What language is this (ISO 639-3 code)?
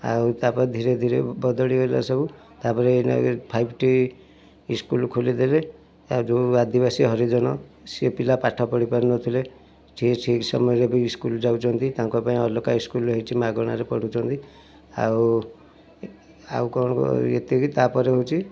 ori